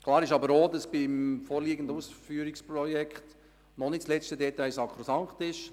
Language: Swiss German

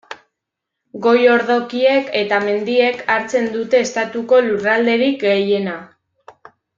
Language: Basque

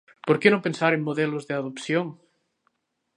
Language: Galician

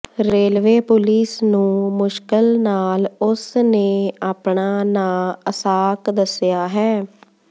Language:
Punjabi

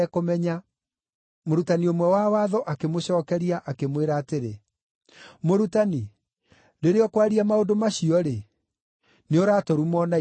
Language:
Kikuyu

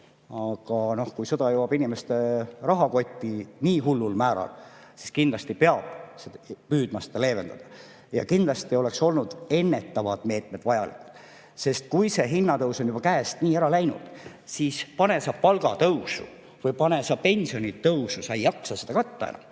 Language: Estonian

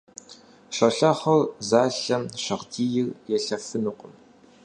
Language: Kabardian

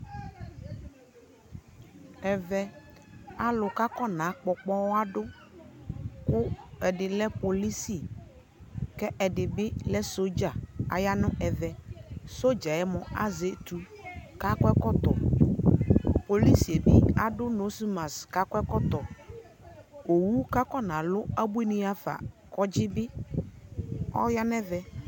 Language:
Ikposo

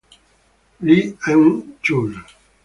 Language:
Italian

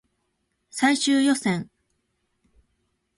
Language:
Japanese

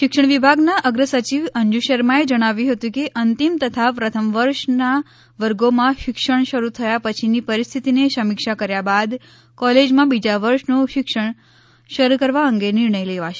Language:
Gujarati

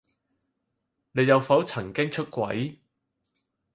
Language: Cantonese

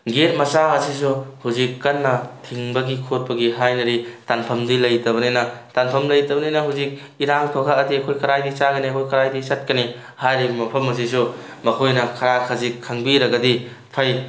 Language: Manipuri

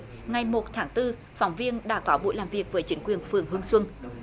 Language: Vietnamese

